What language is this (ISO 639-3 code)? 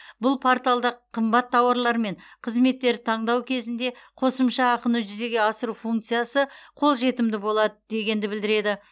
kaz